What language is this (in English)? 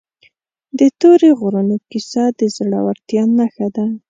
Pashto